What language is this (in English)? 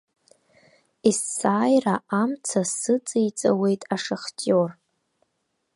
Abkhazian